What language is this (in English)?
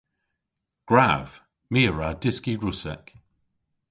Cornish